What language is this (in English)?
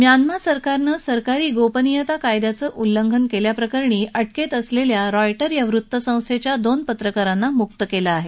Marathi